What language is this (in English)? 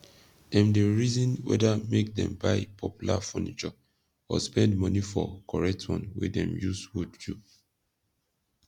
Nigerian Pidgin